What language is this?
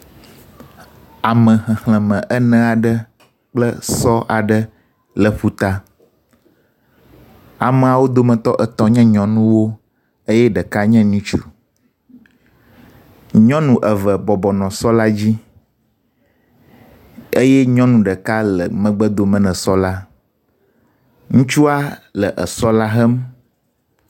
Ewe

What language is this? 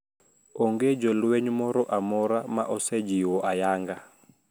Luo (Kenya and Tanzania)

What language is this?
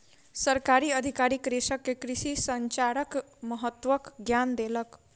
Maithili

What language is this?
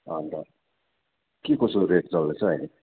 Nepali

